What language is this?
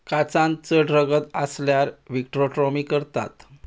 Konkani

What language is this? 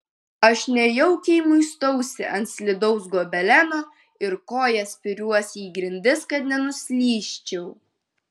Lithuanian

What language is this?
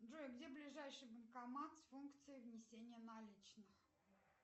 Russian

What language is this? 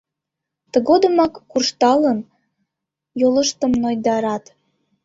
Mari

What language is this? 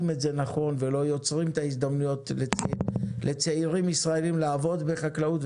Hebrew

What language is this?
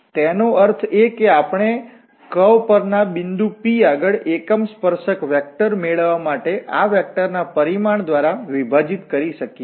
Gujarati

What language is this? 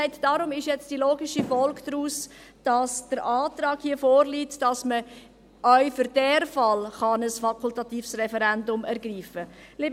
Swiss German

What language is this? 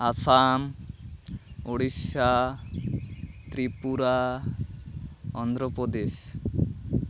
Santali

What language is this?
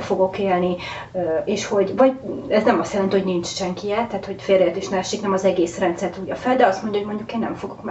Hungarian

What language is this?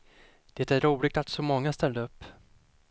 Swedish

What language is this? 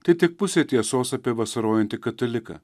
Lithuanian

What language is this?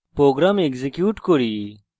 Bangla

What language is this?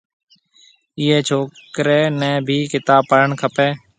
Marwari (Pakistan)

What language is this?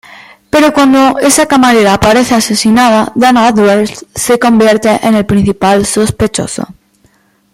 Spanish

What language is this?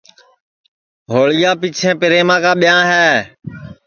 Sansi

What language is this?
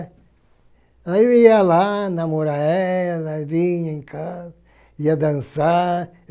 Portuguese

